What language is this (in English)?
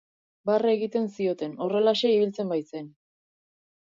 Basque